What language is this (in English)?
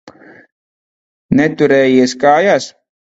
Latvian